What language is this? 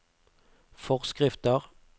Norwegian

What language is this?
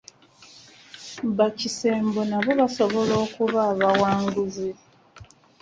Ganda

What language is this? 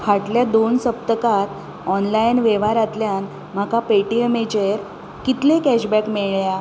Konkani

